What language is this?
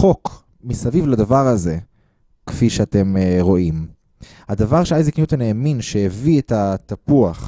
Hebrew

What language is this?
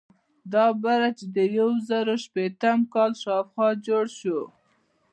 Pashto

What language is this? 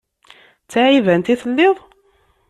Kabyle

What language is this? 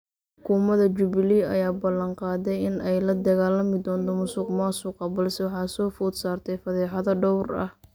Somali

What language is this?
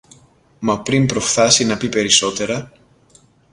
Greek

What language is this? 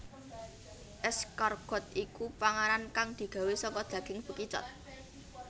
Javanese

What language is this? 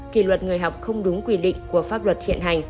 Vietnamese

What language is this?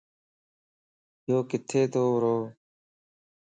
Lasi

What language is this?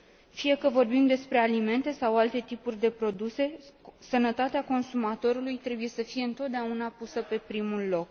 Romanian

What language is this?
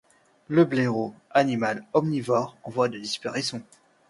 French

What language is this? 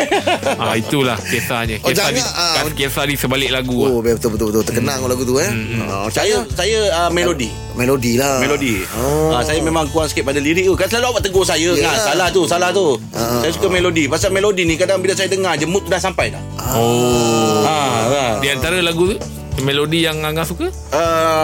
Malay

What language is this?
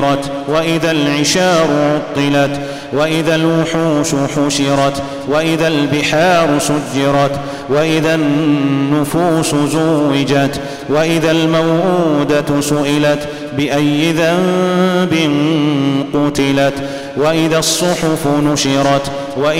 Arabic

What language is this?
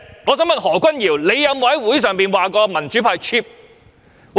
Cantonese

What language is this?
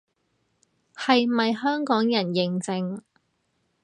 Cantonese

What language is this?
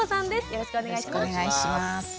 Japanese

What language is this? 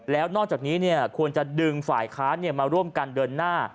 Thai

